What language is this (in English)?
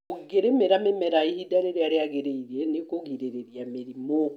Kikuyu